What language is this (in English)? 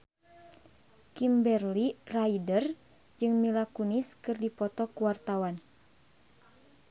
Sundanese